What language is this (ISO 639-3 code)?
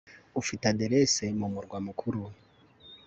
kin